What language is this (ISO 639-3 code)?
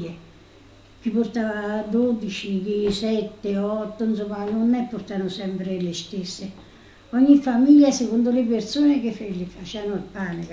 ita